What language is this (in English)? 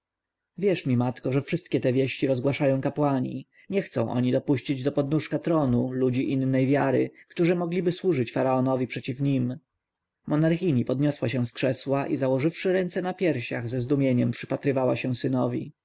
Polish